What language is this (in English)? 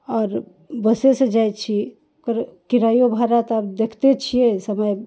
Maithili